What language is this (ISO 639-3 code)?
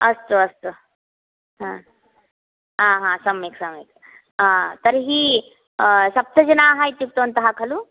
san